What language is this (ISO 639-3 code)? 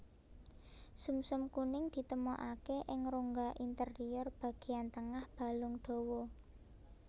jav